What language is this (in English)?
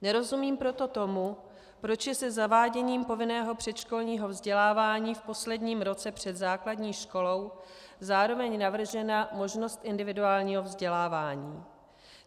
Czech